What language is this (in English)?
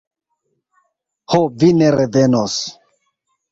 Esperanto